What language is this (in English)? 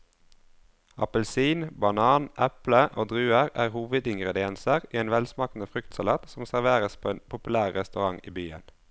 Norwegian